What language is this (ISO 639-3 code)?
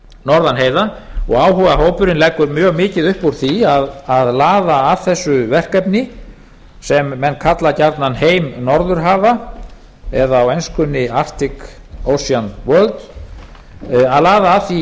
isl